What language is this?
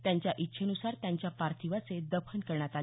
Marathi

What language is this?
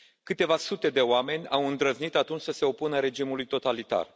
Romanian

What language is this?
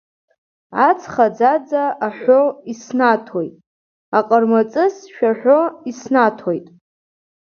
Abkhazian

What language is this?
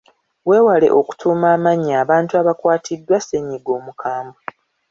Ganda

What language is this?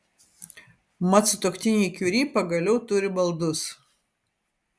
Lithuanian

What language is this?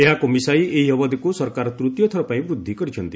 Odia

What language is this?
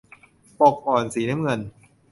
Thai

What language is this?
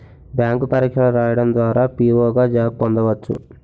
Telugu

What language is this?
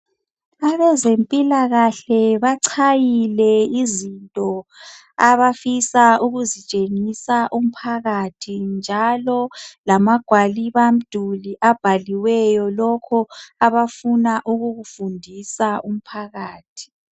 North Ndebele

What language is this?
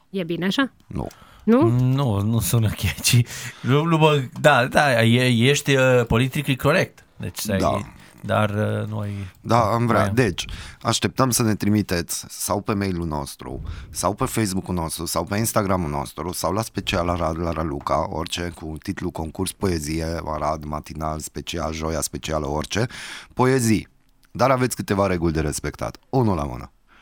Romanian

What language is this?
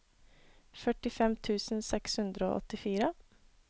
Norwegian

